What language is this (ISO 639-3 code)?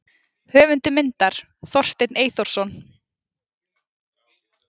isl